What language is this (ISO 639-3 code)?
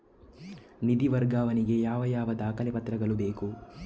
kan